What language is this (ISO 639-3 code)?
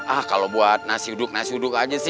ind